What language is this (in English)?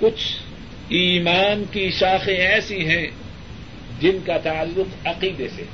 Urdu